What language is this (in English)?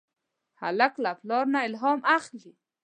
Pashto